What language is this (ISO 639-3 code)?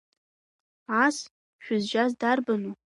abk